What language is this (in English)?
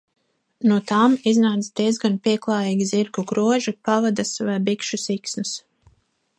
Latvian